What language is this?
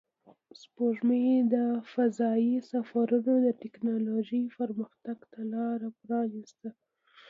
Pashto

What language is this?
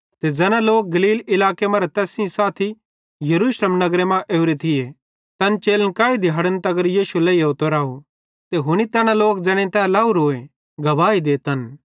Bhadrawahi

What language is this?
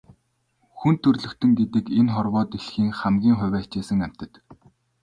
Mongolian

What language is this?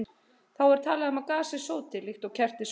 Icelandic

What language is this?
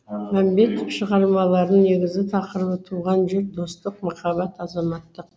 Kazakh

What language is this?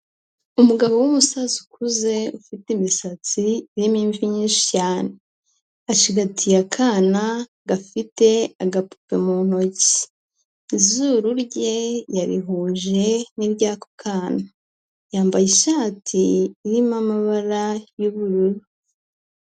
Kinyarwanda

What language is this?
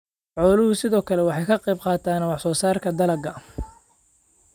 Somali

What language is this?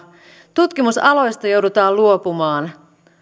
Finnish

